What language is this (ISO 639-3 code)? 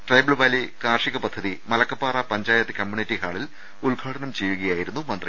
mal